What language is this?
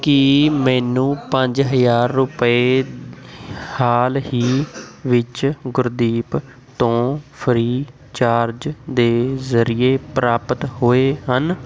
Punjabi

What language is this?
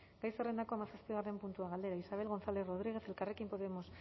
Basque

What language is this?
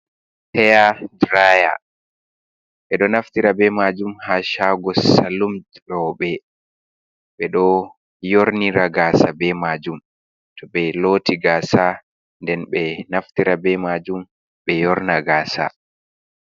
Fula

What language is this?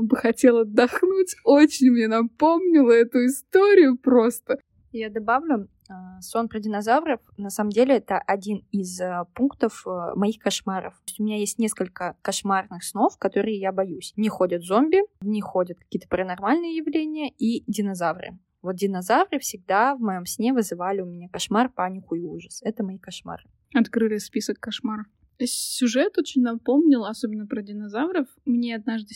Russian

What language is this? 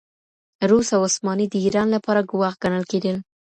Pashto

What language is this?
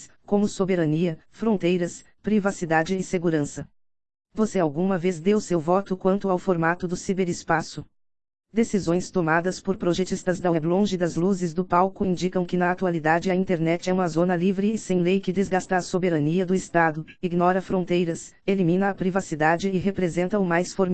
Portuguese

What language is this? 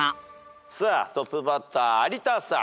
Japanese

